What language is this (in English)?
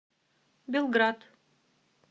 Russian